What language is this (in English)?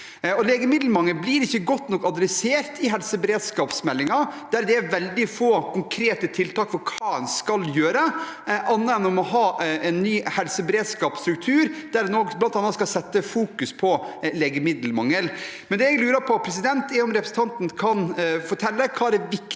Norwegian